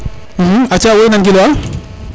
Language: Serer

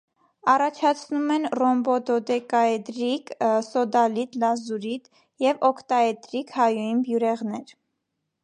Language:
Armenian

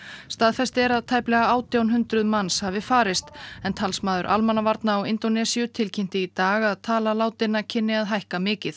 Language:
Icelandic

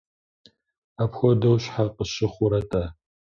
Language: Kabardian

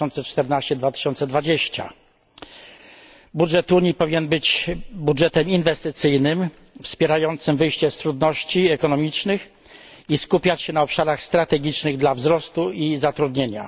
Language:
Polish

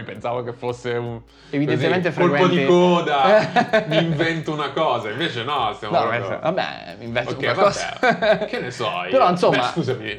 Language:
Italian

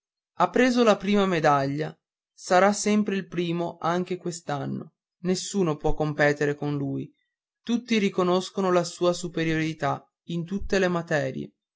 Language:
Italian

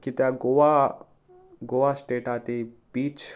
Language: Konkani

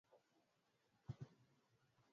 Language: Swahili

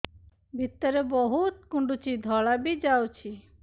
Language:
Odia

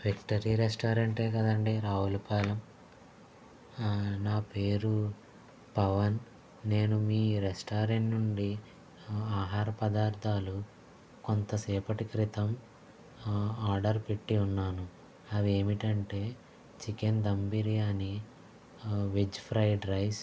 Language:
Telugu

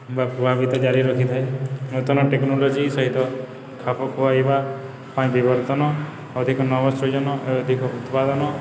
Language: Odia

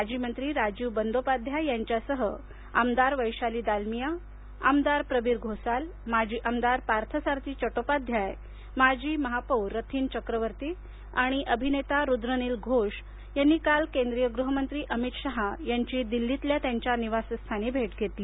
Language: Marathi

